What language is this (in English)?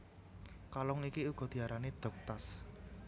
Javanese